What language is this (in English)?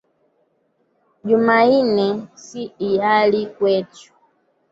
Swahili